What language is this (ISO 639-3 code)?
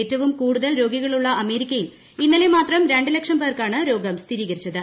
mal